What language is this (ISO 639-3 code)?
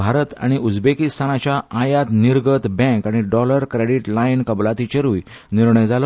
kok